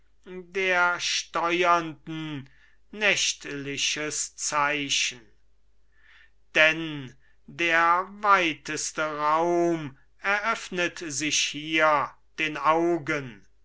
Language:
German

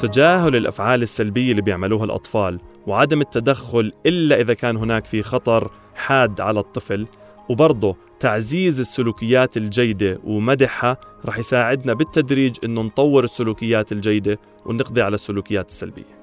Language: Arabic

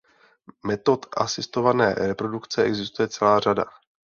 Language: Czech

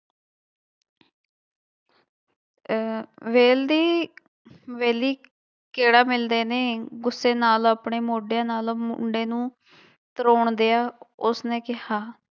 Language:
Punjabi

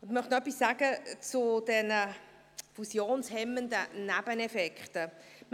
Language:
Swiss German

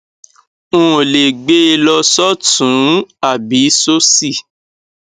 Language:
Yoruba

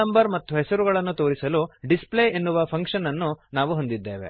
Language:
Kannada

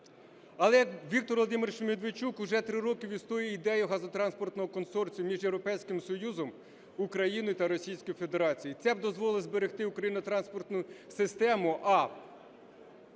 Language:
Ukrainian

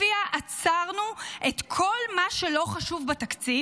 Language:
Hebrew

